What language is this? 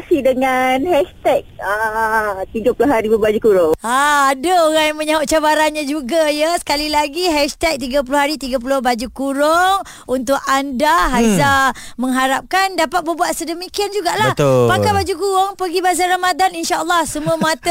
Malay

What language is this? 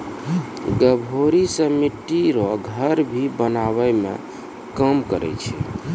Maithili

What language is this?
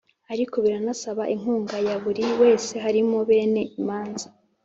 Kinyarwanda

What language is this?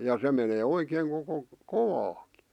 Finnish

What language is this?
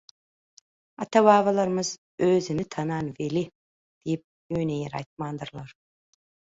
Turkmen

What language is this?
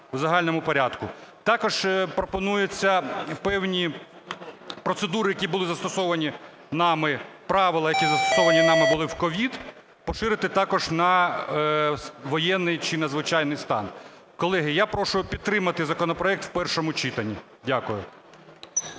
Ukrainian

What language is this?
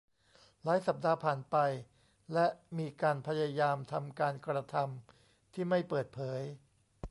Thai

